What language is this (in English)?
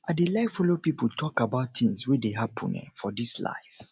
Nigerian Pidgin